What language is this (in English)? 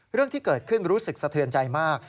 Thai